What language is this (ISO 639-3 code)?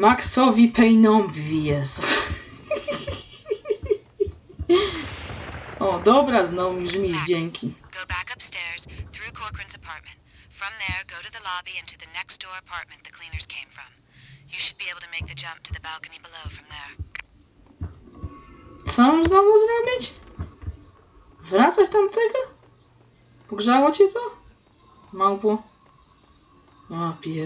pol